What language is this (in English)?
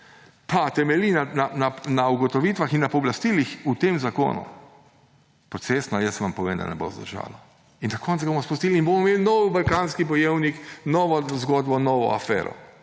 Slovenian